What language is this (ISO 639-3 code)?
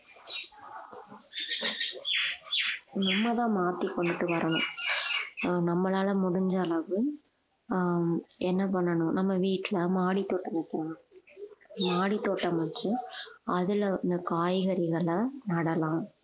tam